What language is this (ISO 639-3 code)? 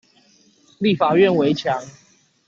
zho